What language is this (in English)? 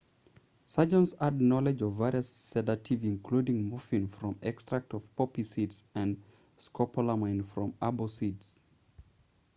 English